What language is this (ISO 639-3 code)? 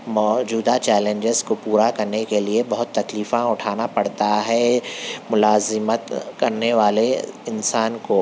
urd